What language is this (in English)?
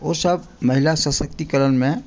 Maithili